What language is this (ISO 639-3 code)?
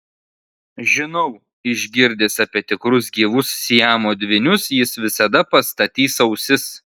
lit